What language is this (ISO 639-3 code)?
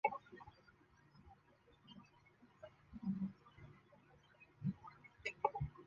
zho